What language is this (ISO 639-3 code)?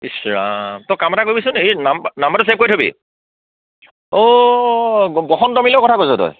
asm